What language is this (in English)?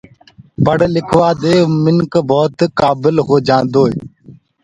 Gurgula